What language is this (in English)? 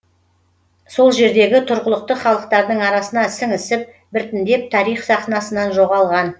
Kazakh